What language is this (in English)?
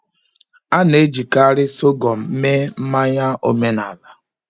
Igbo